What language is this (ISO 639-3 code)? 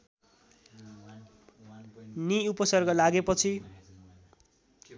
nep